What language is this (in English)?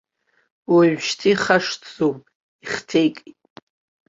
Abkhazian